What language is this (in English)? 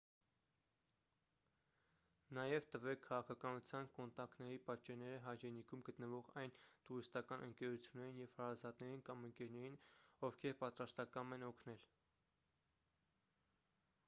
Armenian